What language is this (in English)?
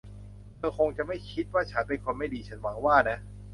Thai